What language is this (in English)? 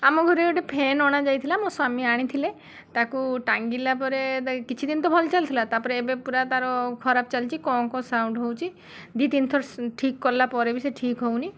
Odia